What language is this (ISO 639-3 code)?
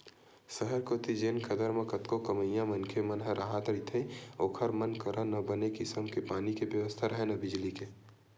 hne